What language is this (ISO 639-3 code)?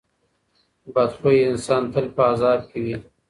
pus